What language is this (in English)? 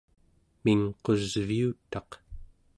Central Yupik